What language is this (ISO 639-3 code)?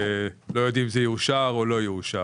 heb